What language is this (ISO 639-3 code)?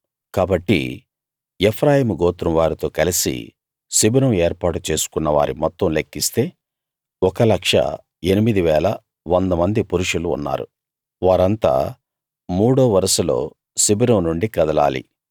tel